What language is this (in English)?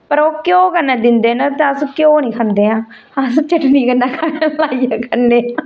Dogri